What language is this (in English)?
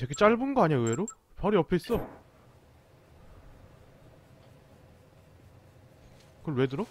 Korean